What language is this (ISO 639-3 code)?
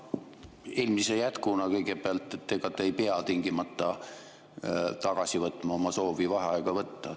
est